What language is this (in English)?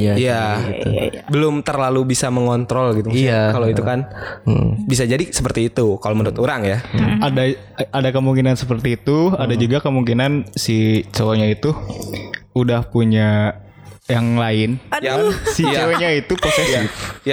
Indonesian